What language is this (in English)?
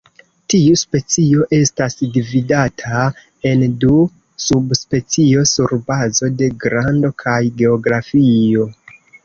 Esperanto